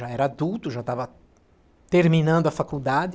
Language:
Portuguese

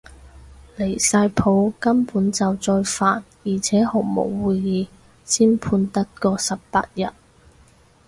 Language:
Cantonese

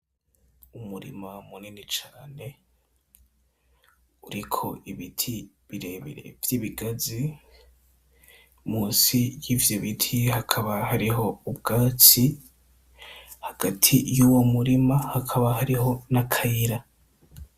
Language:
Rundi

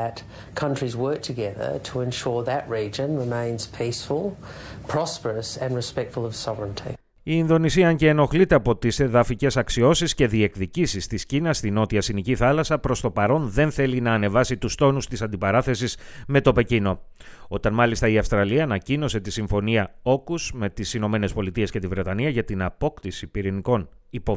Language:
Greek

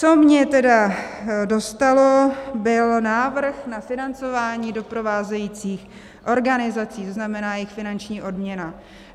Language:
Czech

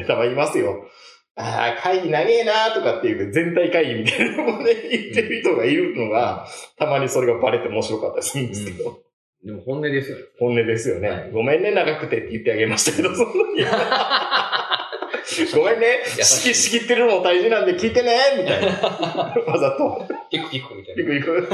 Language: Japanese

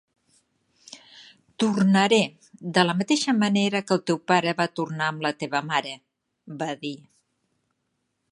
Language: Catalan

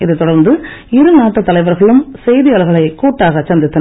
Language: Tamil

